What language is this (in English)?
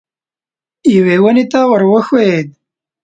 Pashto